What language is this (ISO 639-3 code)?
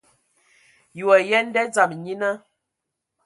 ewo